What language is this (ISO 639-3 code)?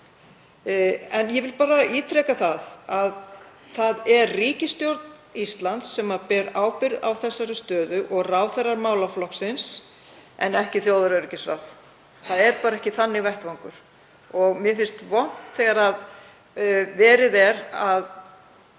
isl